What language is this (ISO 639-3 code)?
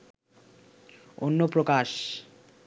ben